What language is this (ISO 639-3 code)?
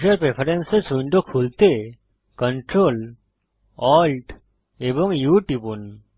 ben